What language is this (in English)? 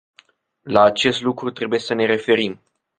Romanian